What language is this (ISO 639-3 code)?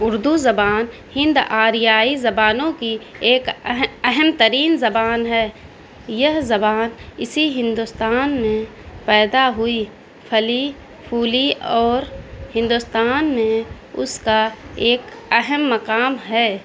urd